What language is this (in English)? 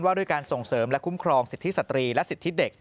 Thai